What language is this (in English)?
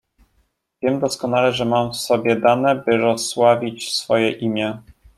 Polish